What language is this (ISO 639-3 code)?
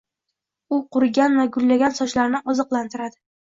uzb